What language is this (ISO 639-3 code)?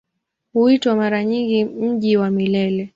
swa